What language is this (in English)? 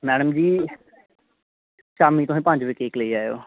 Dogri